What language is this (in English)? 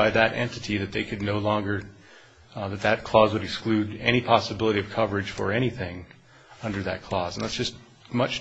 English